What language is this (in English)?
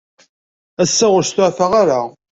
Kabyle